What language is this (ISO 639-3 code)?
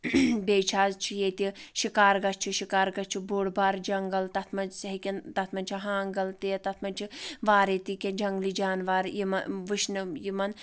kas